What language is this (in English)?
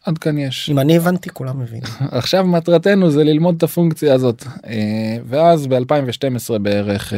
Hebrew